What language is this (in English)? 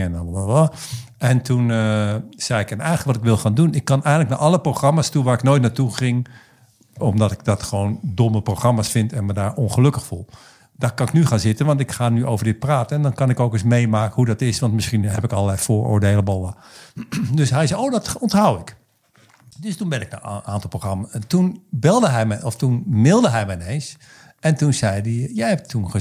Dutch